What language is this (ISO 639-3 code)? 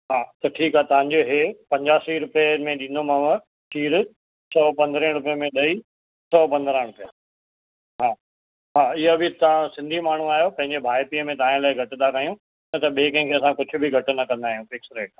snd